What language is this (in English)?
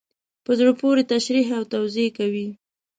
Pashto